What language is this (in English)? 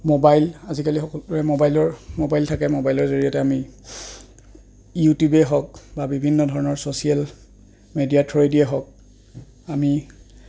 Assamese